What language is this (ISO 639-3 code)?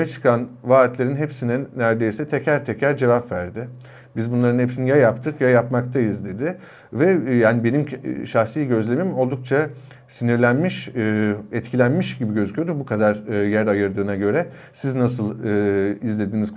tur